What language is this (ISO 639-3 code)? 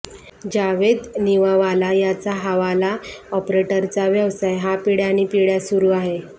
mar